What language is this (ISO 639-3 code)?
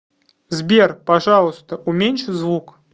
rus